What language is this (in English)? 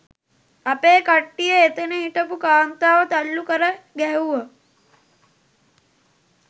Sinhala